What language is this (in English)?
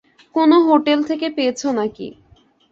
Bangla